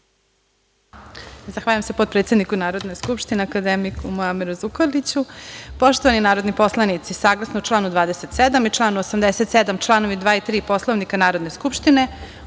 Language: Serbian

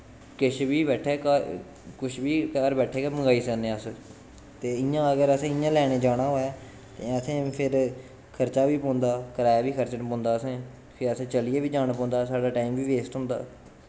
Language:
Dogri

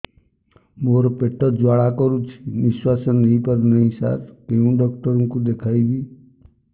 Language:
Odia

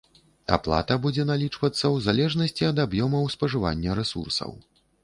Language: Belarusian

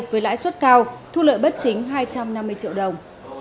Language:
Vietnamese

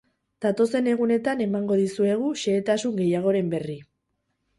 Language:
Basque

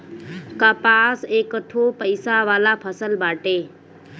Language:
Bhojpuri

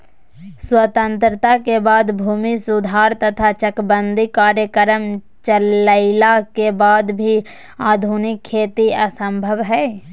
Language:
Magahi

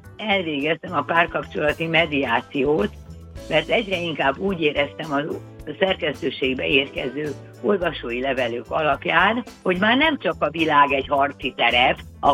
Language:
Hungarian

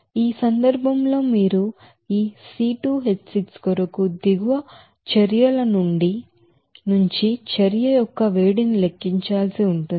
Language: Telugu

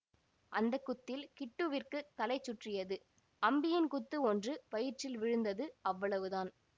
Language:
Tamil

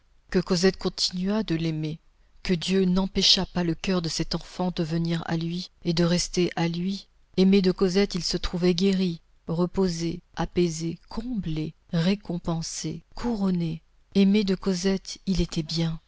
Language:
French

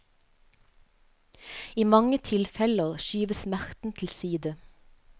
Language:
Norwegian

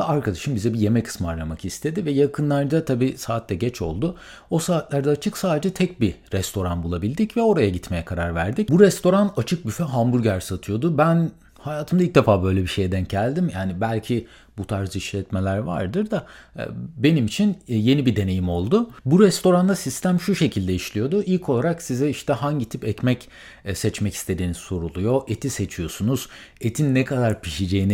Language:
Turkish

